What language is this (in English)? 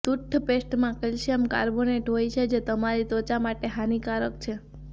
Gujarati